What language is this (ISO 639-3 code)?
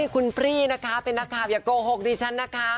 tha